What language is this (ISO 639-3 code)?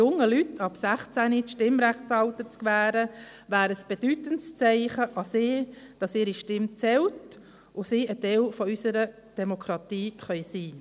gsw